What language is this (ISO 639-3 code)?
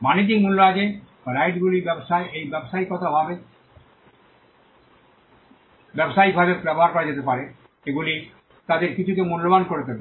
ben